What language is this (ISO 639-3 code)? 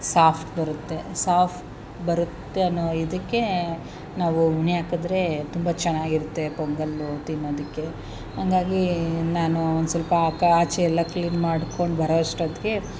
kan